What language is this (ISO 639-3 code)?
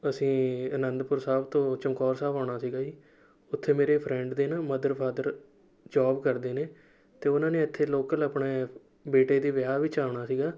pan